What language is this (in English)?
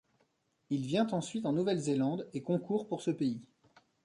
French